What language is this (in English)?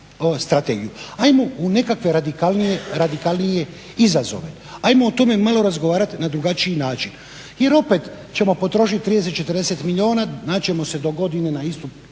Croatian